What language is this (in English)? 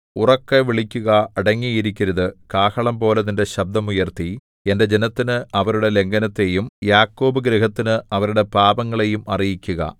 Malayalam